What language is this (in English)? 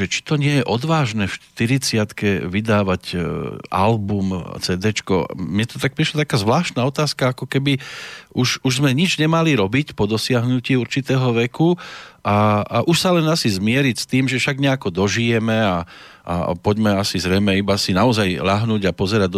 Slovak